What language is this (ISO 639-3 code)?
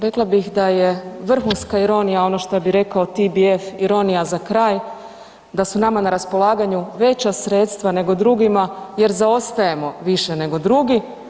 hrv